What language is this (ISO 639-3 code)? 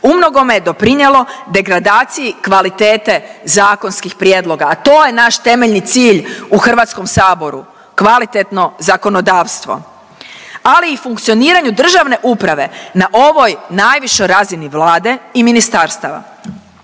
hrv